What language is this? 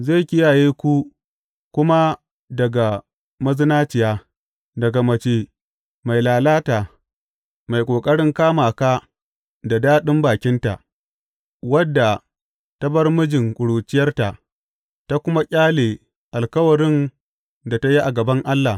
Hausa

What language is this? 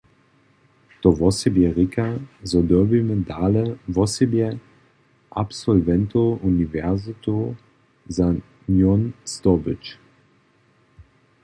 Upper Sorbian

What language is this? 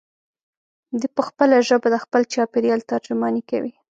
Pashto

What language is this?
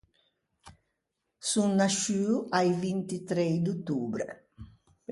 Ligurian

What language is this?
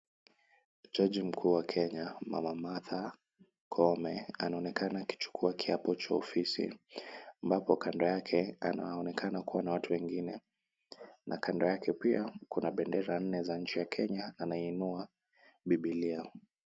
Swahili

